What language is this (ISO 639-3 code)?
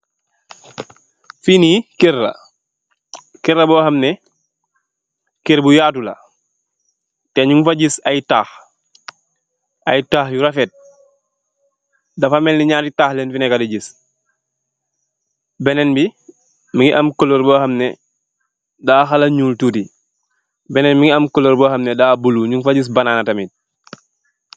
wol